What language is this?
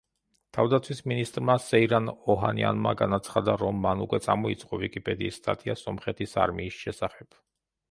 Georgian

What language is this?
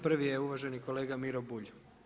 Croatian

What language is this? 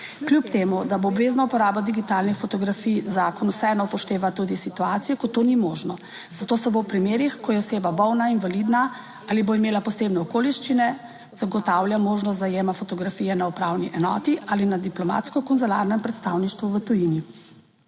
Slovenian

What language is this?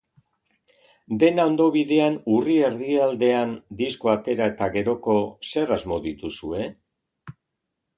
Basque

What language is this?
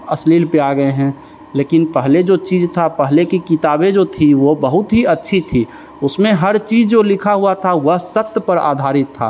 Hindi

